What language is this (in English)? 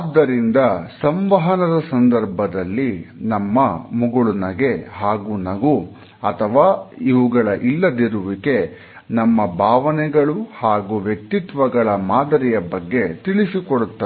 Kannada